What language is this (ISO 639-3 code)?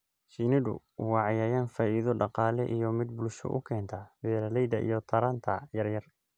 som